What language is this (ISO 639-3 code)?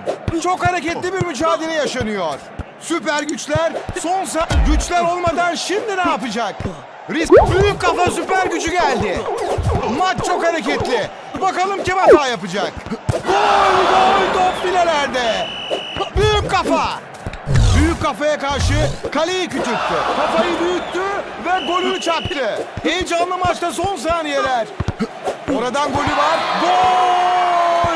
tur